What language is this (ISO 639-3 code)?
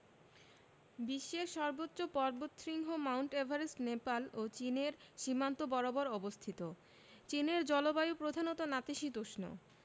ben